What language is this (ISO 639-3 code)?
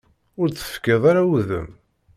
kab